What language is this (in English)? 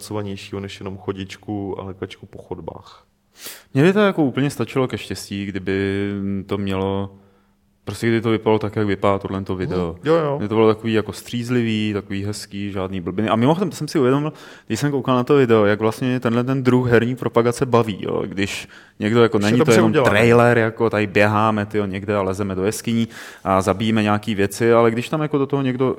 Czech